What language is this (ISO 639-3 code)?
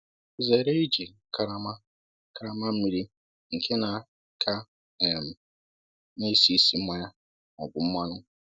ibo